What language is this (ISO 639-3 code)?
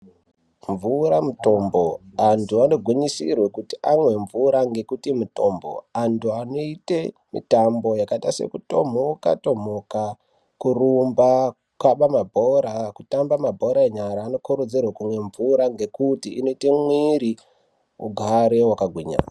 ndc